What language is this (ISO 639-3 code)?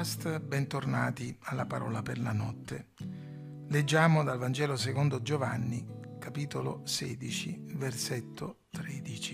ita